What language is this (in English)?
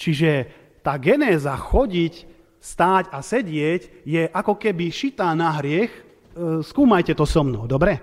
Slovak